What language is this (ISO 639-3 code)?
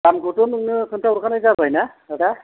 brx